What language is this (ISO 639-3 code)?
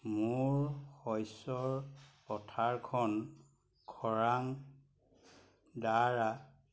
asm